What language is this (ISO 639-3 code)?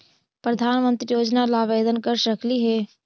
mag